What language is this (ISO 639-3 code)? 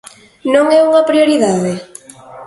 glg